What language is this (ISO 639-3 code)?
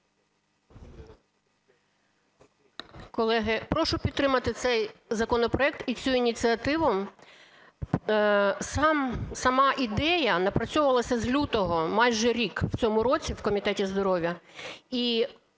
ukr